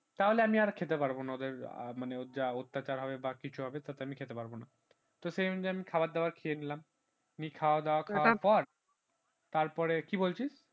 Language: Bangla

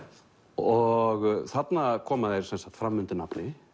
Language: Icelandic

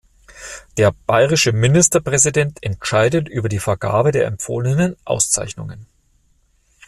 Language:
German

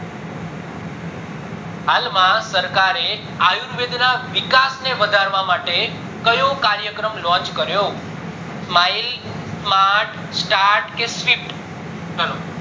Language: Gujarati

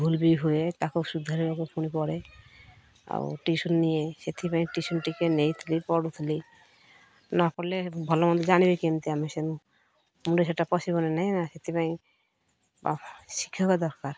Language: Odia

